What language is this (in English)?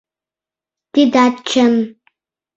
Mari